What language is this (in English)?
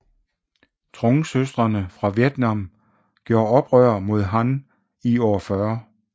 Danish